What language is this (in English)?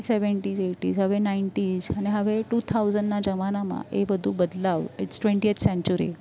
Gujarati